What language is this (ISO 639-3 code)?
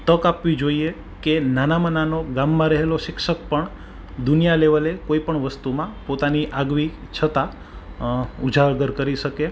guj